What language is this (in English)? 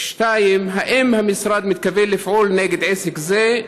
Hebrew